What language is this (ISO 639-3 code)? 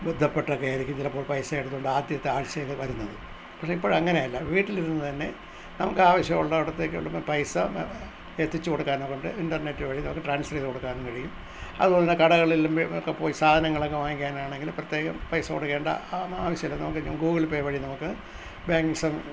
mal